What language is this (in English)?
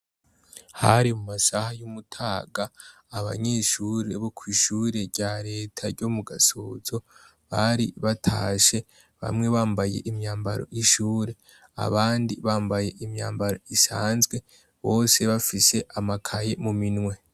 Rundi